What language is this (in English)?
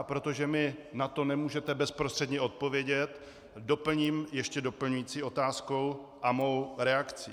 Czech